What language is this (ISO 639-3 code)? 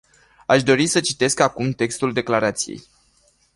ron